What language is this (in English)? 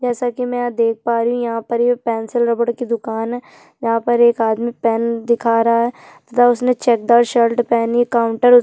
Hindi